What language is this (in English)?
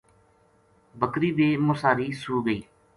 Gujari